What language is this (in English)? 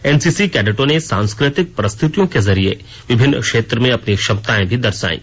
Hindi